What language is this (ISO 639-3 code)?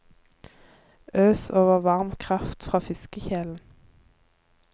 nor